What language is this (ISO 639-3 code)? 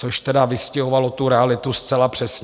ces